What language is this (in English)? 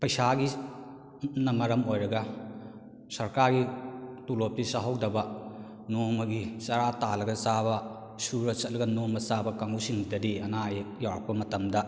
Manipuri